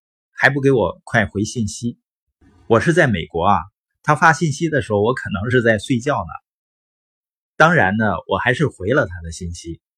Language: Chinese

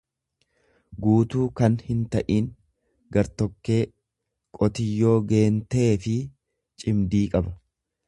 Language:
Oromo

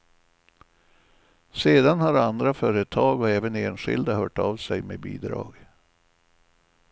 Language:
Swedish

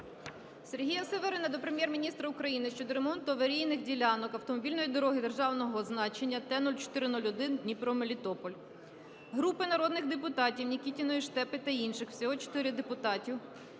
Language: Ukrainian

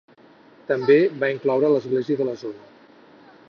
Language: Catalan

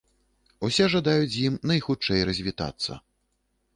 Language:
Belarusian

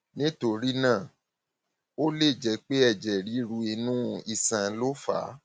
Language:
Yoruba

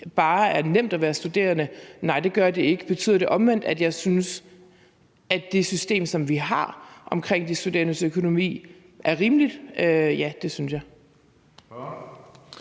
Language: Danish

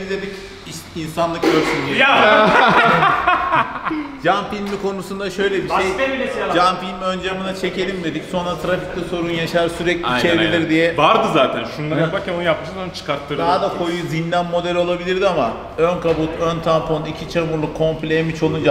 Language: Turkish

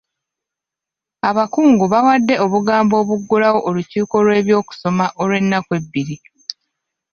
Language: Ganda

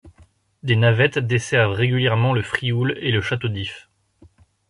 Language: French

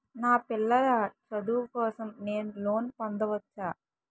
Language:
Telugu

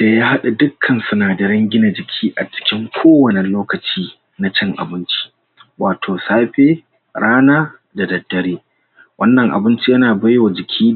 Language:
Hausa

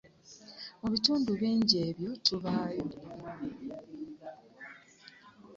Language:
Ganda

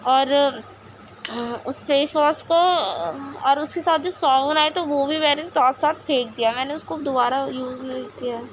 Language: Urdu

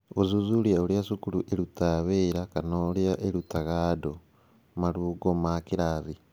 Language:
Kikuyu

